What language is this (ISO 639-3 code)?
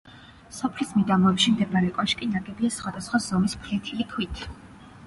kat